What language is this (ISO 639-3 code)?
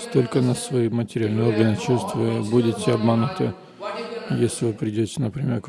rus